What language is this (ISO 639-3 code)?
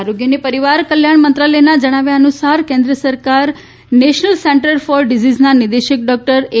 guj